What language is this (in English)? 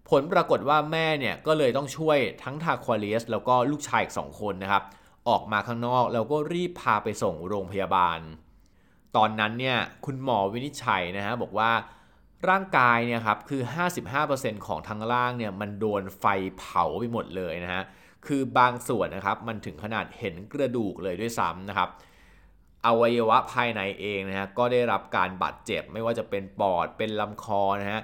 Thai